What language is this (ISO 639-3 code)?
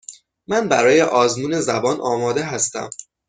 fas